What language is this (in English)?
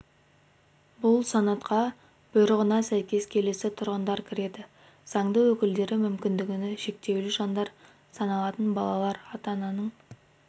Kazakh